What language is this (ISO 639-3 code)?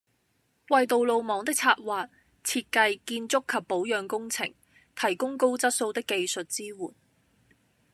yue